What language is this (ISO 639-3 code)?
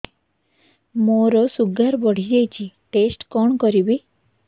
ori